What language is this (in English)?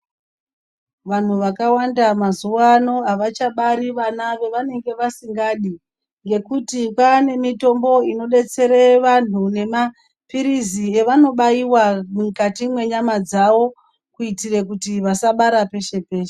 Ndau